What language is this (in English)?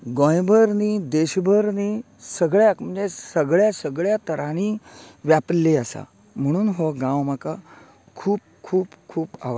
Konkani